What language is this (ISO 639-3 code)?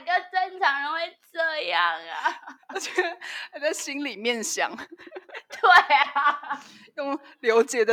zho